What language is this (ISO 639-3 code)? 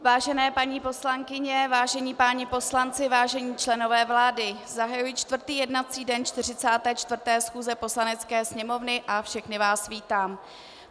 ces